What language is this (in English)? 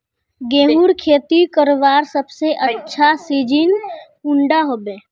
Magahi